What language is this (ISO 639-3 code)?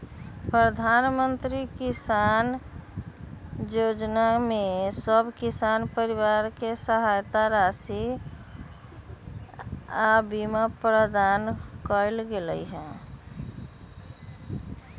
mag